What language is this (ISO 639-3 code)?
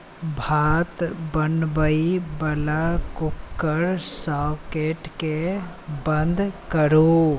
mai